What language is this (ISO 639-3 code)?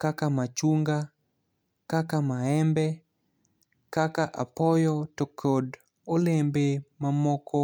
luo